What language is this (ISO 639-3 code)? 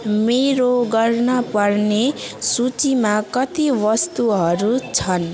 nep